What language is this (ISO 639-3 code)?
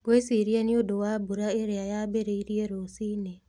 kik